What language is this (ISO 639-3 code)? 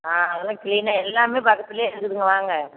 tam